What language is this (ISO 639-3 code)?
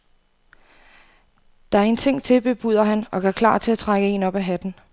dan